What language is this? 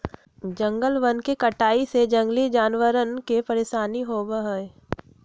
Magahi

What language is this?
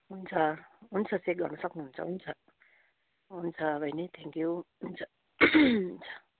Nepali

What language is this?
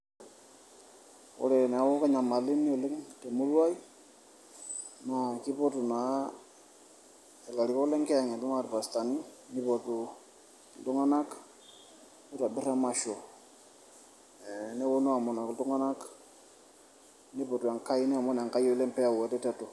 Masai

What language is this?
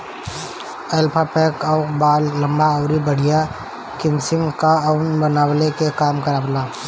Bhojpuri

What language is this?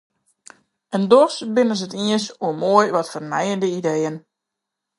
Western Frisian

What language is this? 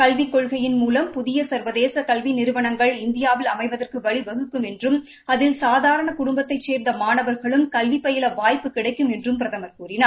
Tamil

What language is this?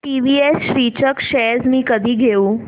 Marathi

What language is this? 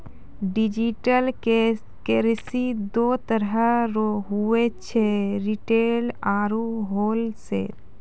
Maithili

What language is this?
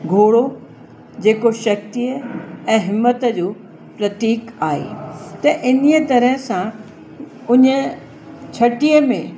Sindhi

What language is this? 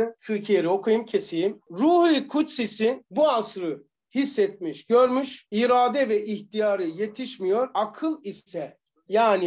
Turkish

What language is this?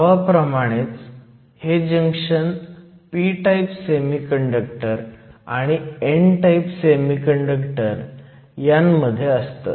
Marathi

